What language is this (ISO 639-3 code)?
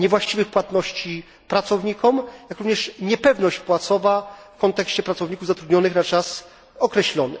pol